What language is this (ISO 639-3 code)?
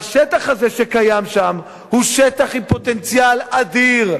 heb